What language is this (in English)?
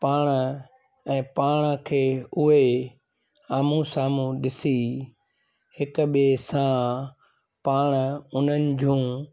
Sindhi